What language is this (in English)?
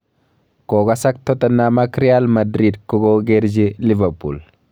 Kalenjin